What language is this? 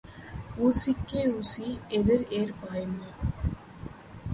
Tamil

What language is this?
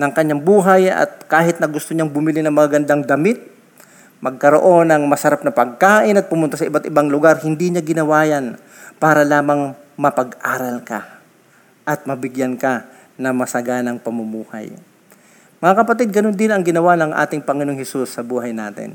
Filipino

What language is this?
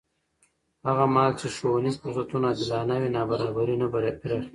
Pashto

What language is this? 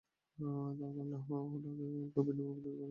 Bangla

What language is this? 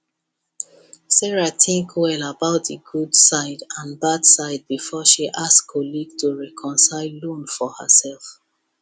Nigerian Pidgin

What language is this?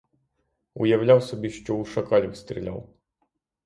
Ukrainian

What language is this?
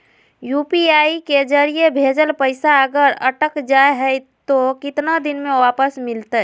Magahi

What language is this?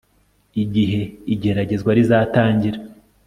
Kinyarwanda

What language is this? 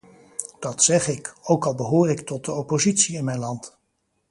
Dutch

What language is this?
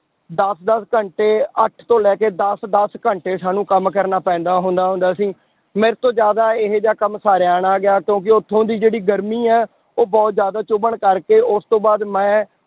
Punjabi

